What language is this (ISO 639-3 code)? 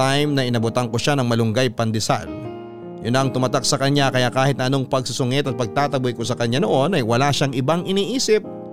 fil